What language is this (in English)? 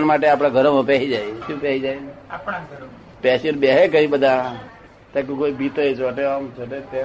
Gujarati